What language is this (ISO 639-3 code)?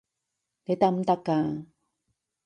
yue